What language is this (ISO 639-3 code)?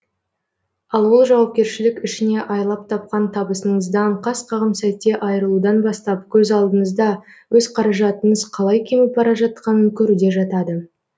kaz